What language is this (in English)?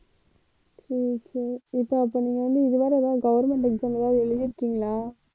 Tamil